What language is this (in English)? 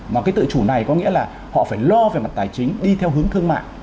Vietnamese